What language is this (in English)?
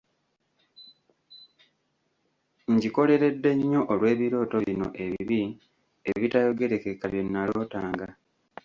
Ganda